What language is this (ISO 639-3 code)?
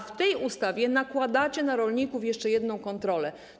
pol